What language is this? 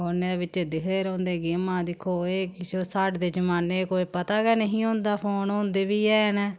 Dogri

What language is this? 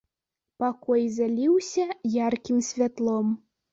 Belarusian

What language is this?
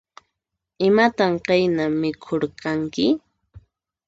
Puno Quechua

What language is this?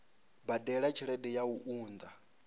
Venda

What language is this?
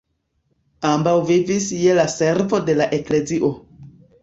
Esperanto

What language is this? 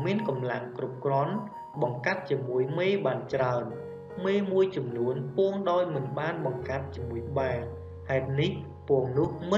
Vietnamese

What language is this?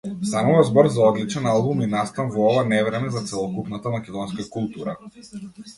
Macedonian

